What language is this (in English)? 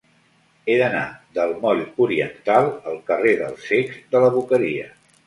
Catalan